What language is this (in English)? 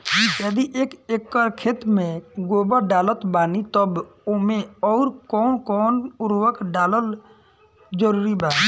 Bhojpuri